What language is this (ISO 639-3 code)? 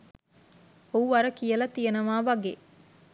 sin